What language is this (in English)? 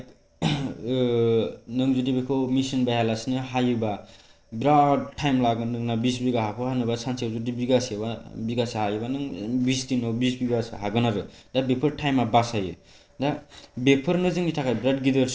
Bodo